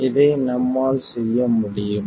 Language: Tamil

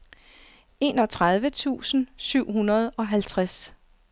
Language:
Danish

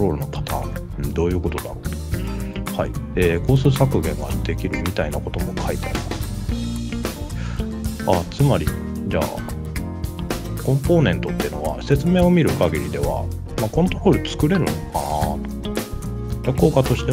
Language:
Japanese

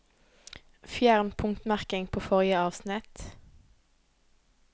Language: Norwegian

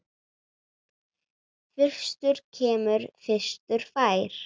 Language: Icelandic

